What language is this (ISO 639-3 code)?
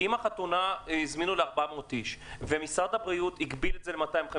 heb